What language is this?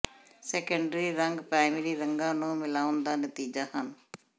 Punjabi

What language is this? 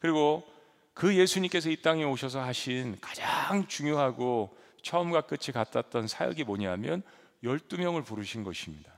Korean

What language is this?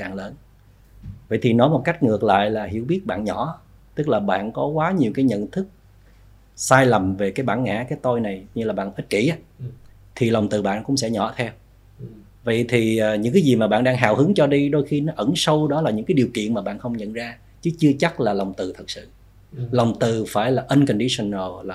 Vietnamese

